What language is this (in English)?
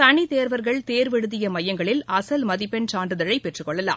Tamil